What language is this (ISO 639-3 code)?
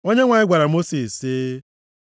ibo